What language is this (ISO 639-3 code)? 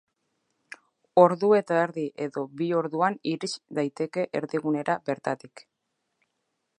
eus